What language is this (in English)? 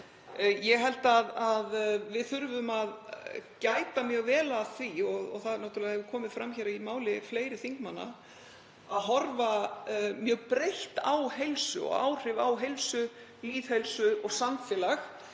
Icelandic